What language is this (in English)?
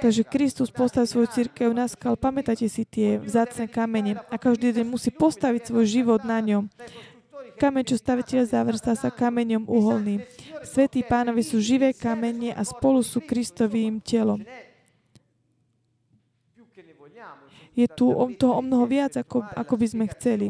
Slovak